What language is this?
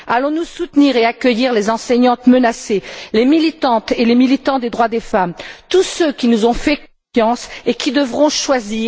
French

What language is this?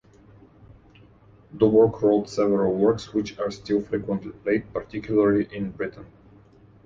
English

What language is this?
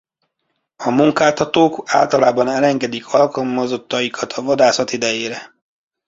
Hungarian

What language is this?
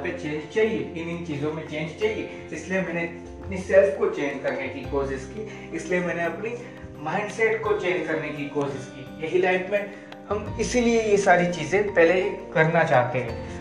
Hindi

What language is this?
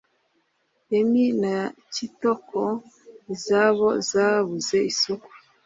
Kinyarwanda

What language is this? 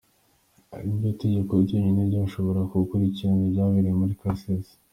Kinyarwanda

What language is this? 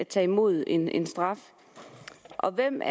Danish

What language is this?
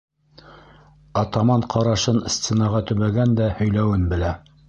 Bashkir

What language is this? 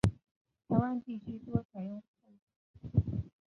Chinese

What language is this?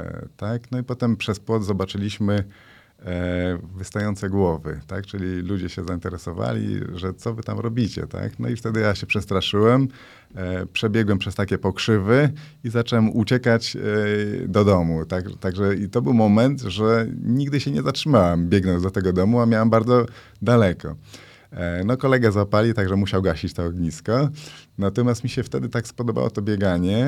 Polish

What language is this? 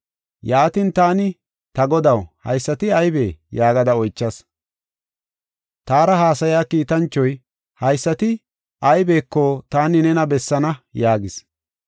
Gofa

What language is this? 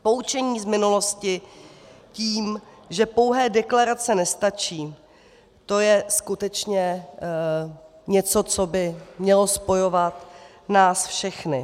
Czech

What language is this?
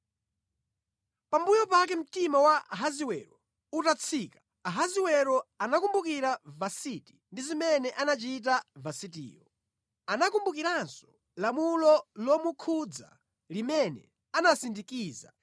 Nyanja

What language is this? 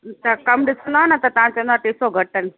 Sindhi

